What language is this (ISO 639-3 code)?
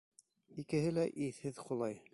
bak